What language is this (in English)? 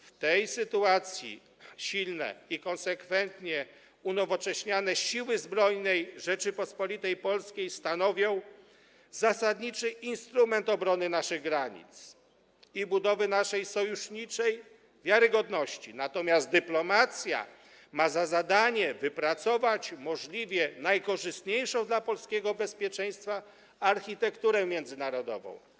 Polish